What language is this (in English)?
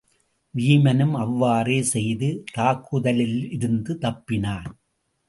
Tamil